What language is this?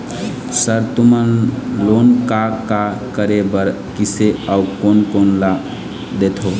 Chhattisgarhi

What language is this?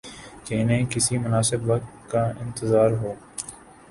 Urdu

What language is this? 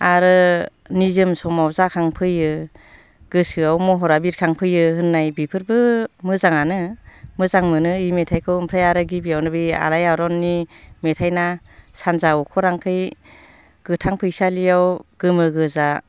Bodo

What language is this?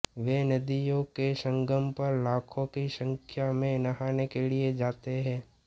Hindi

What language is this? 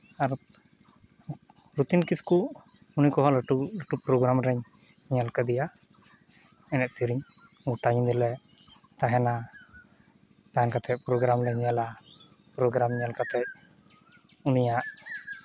Santali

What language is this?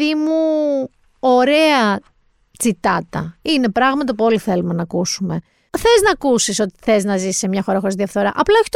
Greek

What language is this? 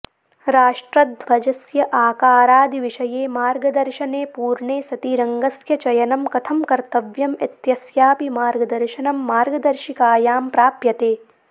Sanskrit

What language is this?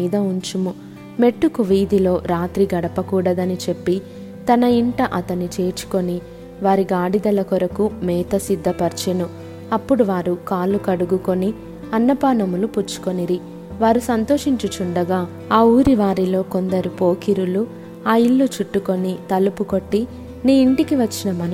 Telugu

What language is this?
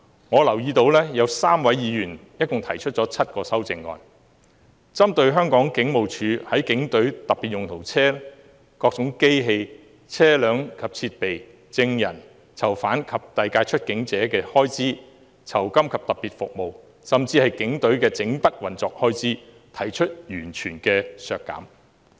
Cantonese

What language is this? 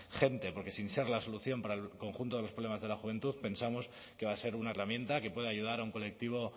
Spanish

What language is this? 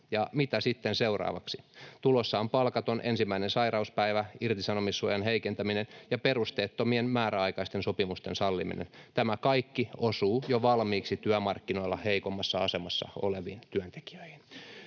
Finnish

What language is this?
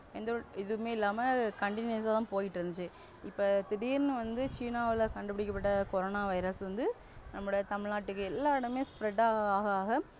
Tamil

